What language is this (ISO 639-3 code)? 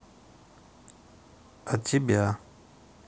rus